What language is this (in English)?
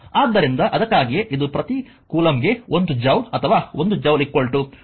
Kannada